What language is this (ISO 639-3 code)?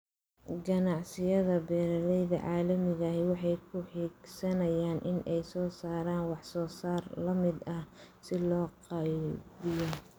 som